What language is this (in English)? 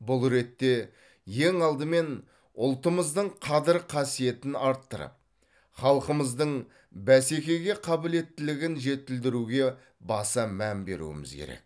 Kazakh